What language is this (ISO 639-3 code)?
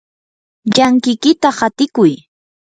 qur